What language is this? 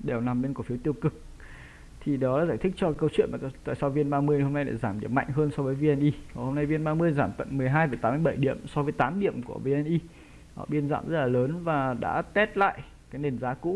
Vietnamese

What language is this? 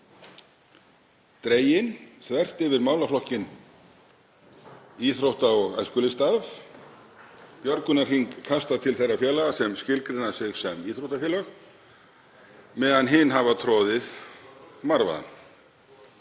Icelandic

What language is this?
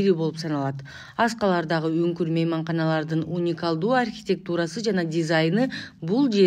Turkish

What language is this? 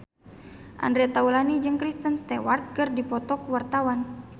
Sundanese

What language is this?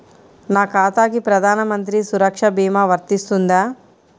Telugu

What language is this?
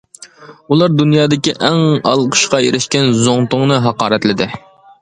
Uyghur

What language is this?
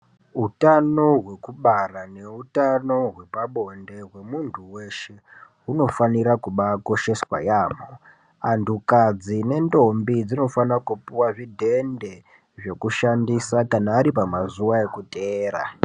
Ndau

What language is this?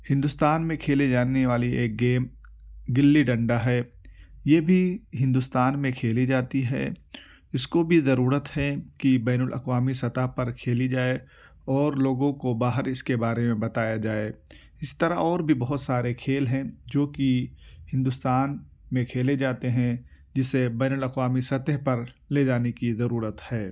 Urdu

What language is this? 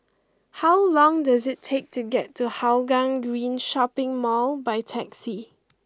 English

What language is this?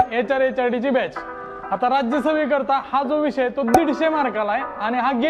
Romanian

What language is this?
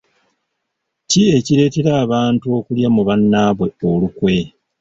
Ganda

